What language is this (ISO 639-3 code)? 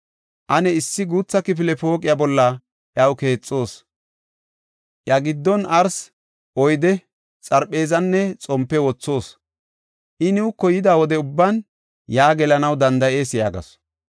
gof